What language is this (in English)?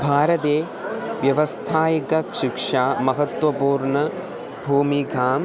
Sanskrit